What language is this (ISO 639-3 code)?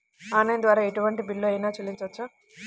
tel